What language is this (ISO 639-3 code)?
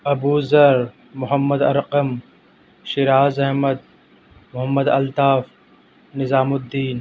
urd